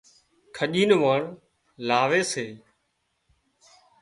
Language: Wadiyara Koli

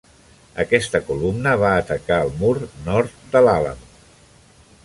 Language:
Catalan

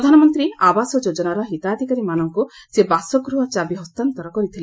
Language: Odia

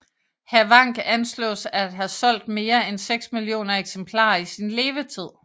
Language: Danish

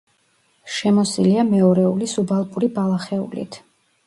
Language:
Georgian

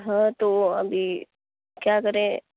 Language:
Urdu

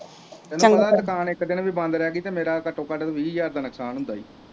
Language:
Punjabi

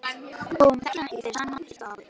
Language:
Icelandic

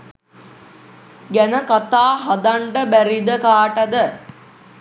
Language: Sinhala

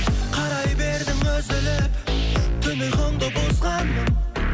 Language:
Kazakh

